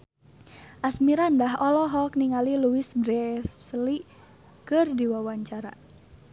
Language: Sundanese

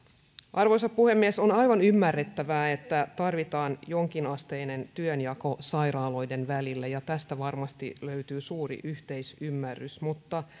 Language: Finnish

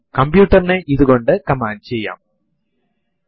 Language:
Malayalam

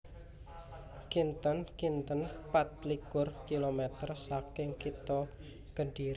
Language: Javanese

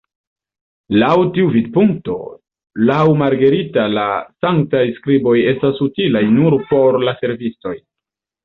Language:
Esperanto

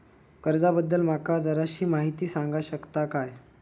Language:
Marathi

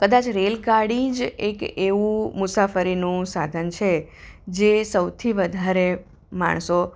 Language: Gujarati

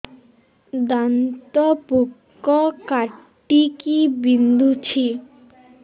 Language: Odia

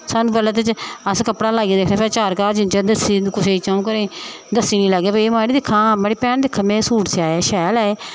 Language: Dogri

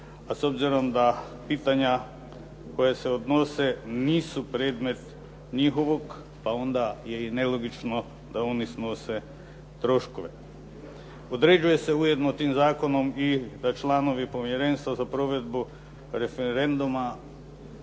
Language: Croatian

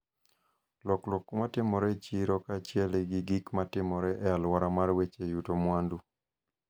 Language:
Luo (Kenya and Tanzania)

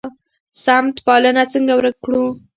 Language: Pashto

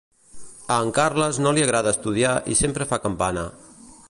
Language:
Catalan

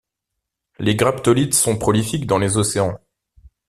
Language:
French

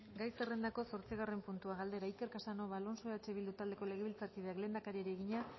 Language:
Basque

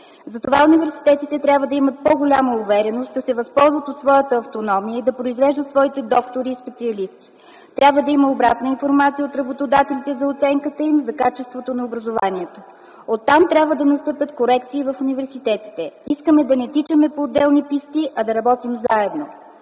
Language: Bulgarian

